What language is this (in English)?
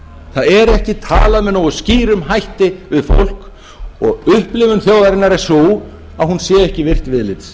Icelandic